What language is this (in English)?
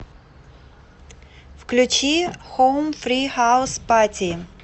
Russian